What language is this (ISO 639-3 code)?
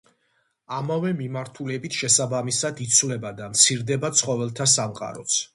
kat